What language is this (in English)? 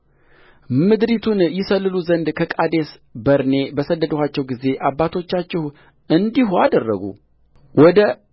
Amharic